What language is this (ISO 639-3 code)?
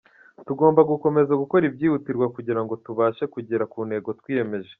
kin